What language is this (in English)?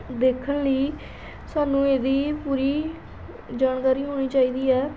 Punjabi